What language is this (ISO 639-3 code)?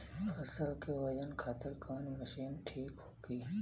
bho